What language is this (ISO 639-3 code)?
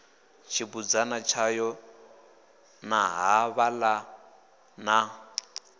ven